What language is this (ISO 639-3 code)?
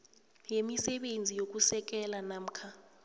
nbl